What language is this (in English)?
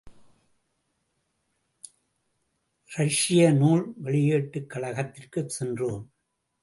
Tamil